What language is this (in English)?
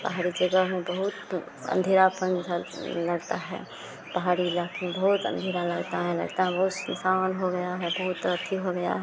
Hindi